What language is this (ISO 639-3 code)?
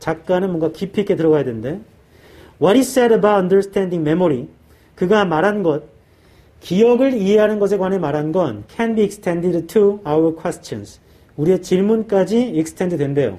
kor